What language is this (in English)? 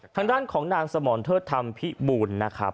Thai